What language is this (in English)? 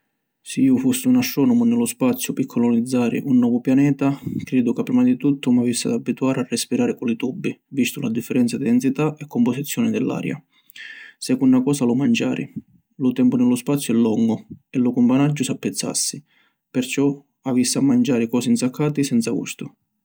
Sicilian